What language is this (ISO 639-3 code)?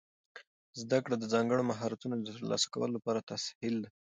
pus